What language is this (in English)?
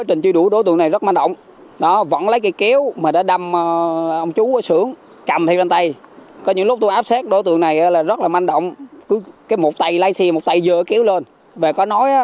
Vietnamese